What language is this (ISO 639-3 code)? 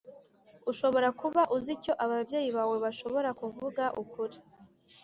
kin